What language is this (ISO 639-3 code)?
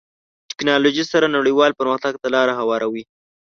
pus